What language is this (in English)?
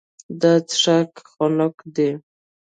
Pashto